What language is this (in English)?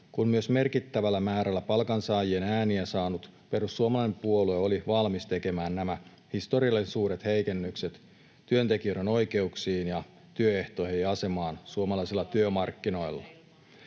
Finnish